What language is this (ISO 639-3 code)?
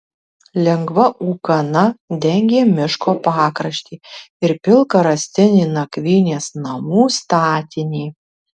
lit